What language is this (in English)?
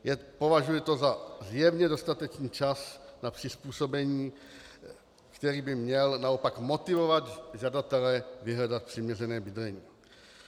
Czech